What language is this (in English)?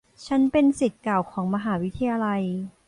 Thai